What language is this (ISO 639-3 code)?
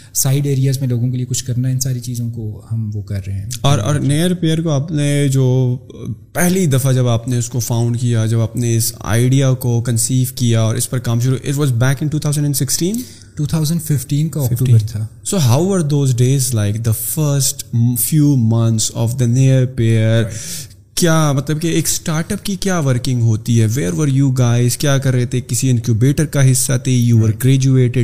urd